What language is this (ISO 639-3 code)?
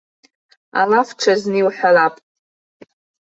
abk